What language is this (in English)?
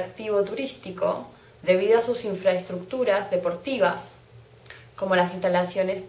Spanish